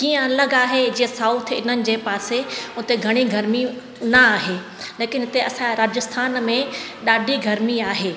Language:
Sindhi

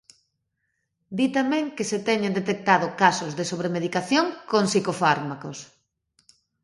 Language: Galician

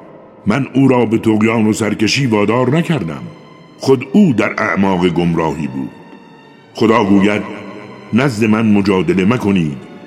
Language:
Persian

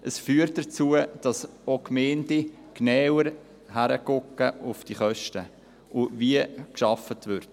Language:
Swiss German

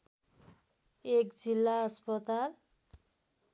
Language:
Nepali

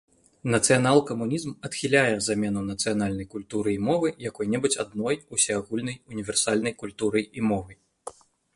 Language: Belarusian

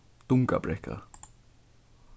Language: Faroese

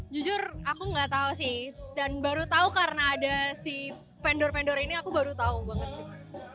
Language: Indonesian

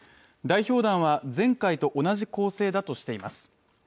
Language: Japanese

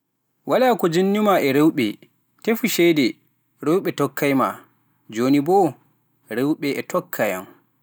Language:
Pular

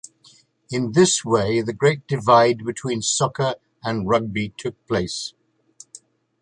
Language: English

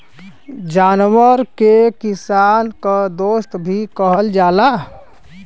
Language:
Bhojpuri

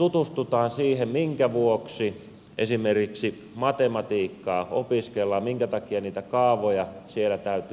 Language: Finnish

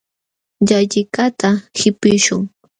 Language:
Jauja Wanca Quechua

